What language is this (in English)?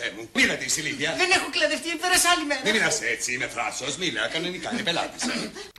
Greek